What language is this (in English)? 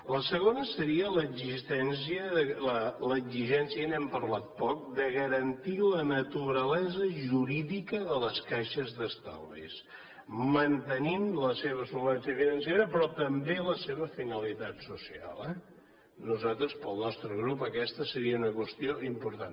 Catalan